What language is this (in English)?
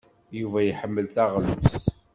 Kabyle